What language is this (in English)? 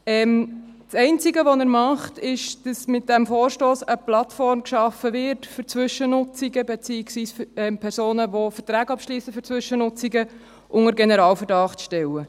Swiss German